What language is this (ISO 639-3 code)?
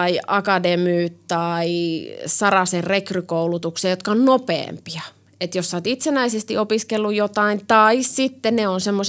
fin